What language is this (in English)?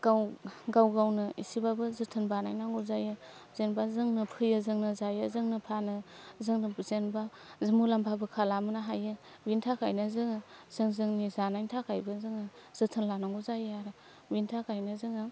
Bodo